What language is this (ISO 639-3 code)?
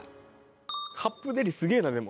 jpn